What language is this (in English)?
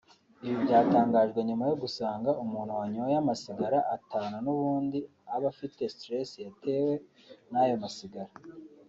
Kinyarwanda